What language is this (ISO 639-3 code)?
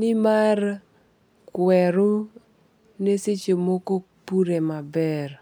luo